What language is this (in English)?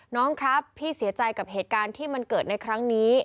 Thai